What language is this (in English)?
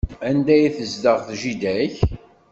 Kabyle